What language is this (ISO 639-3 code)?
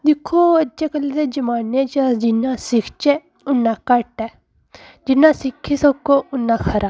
doi